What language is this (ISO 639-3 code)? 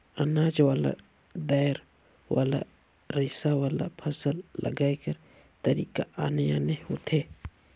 hne